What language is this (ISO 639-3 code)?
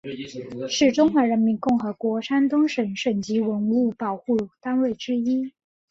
zho